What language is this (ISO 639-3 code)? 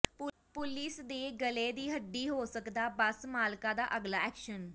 pan